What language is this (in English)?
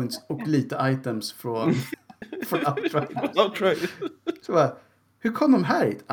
Swedish